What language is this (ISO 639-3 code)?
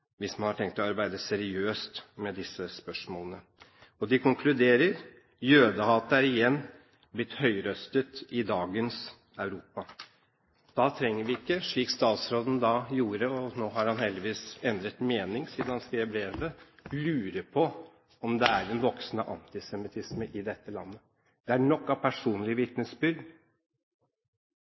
nob